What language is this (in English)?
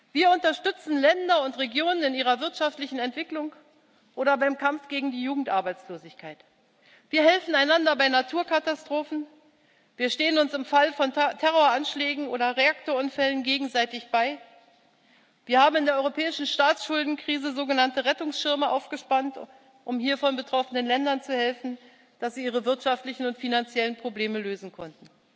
German